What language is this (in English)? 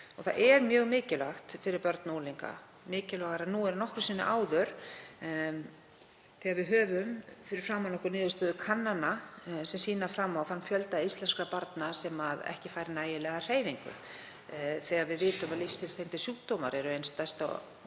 Icelandic